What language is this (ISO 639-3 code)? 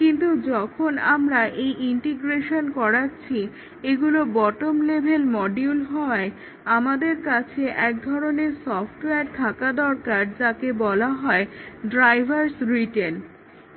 ben